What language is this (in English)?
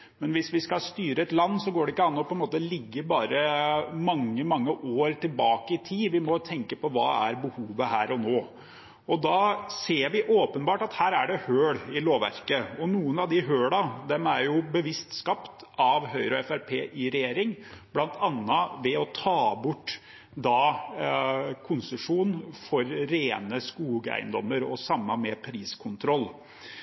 Norwegian Bokmål